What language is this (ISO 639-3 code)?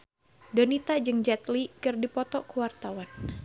sun